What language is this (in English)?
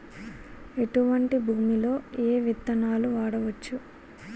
Telugu